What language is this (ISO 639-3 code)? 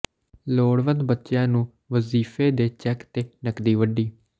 pan